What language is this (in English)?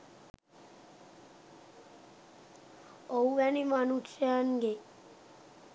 Sinhala